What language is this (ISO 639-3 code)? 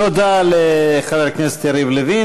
heb